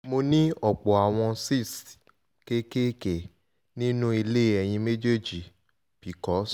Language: Yoruba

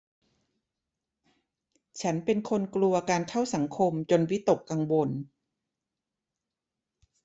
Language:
Thai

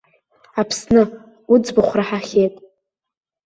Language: Abkhazian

